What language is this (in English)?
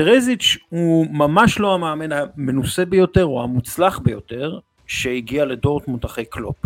Hebrew